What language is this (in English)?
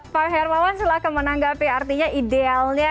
Indonesian